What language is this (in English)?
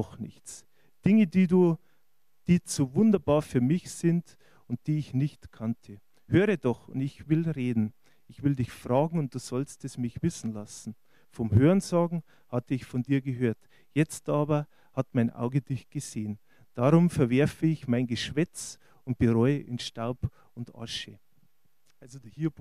German